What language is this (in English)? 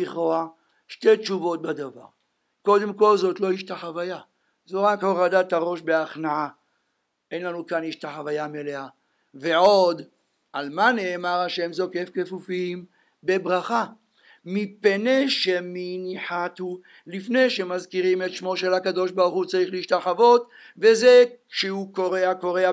Hebrew